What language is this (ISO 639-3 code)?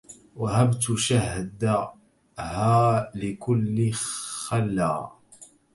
ara